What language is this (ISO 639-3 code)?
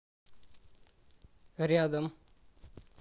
rus